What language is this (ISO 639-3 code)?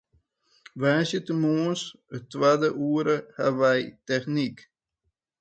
fry